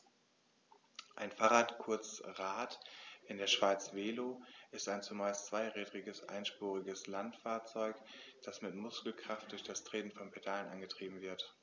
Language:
German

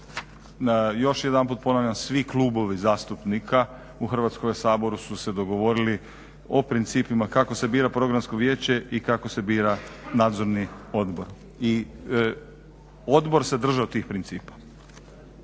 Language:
Croatian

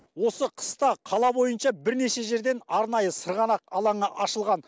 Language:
Kazakh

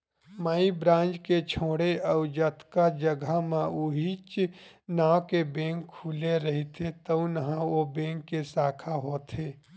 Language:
Chhattisgarhi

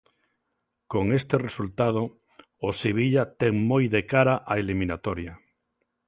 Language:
Galician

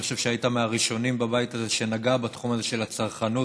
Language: Hebrew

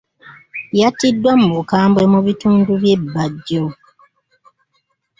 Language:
Ganda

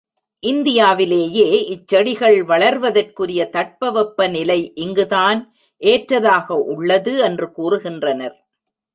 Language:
Tamil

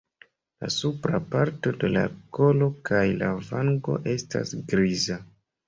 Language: Esperanto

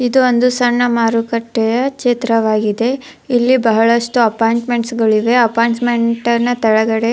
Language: Kannada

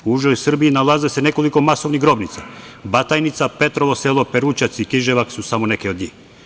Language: Serbian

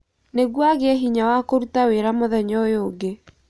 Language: Kikuyu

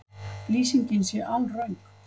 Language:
Icelandic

